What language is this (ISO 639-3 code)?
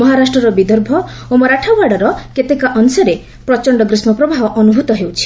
ori